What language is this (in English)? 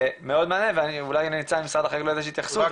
Hebrew